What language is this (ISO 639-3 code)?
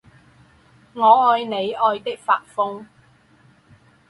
zho